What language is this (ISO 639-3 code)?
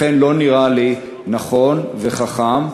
heb